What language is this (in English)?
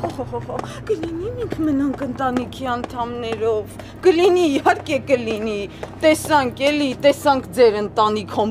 Romanian